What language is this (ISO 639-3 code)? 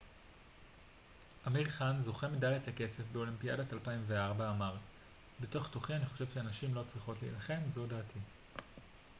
heb